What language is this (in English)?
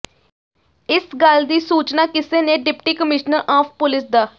Punjabi